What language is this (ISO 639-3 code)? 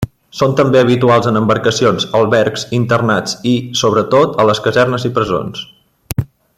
cat